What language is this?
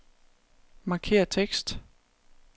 Danish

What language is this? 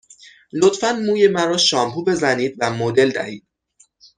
Persian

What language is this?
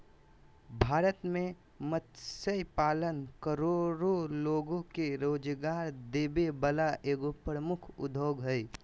Magahi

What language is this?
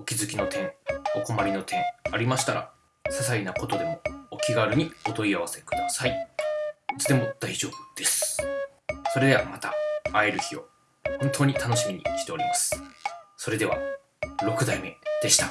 Japanese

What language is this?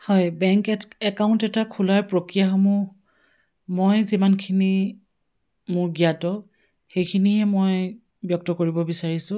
Assamese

